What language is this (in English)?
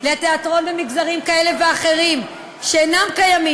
Hebrew